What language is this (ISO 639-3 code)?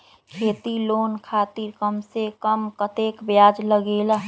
mag